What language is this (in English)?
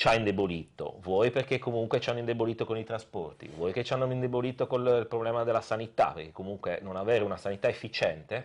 Italian